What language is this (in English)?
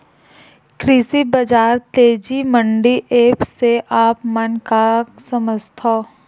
Chhattisgarhi